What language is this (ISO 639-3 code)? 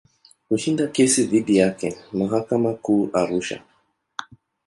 swa